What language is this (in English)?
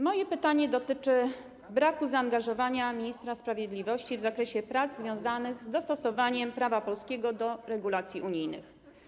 Polish